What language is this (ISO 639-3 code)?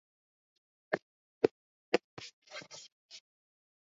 swa